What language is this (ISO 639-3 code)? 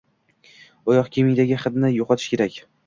uzb